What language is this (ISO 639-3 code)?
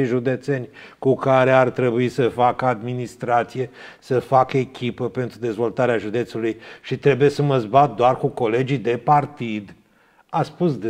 ron